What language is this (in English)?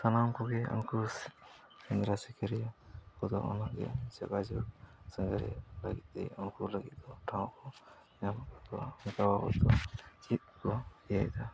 Santali